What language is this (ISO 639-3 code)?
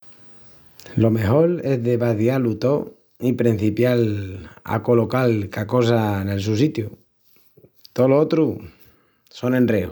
ext